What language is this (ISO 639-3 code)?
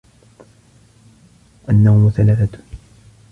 ara